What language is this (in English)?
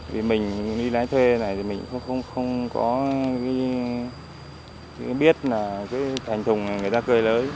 Vietnamese